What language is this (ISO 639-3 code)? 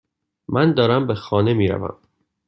fas